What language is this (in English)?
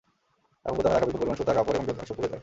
Bangla